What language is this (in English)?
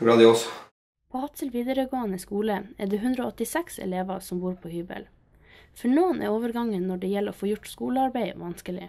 Norwegian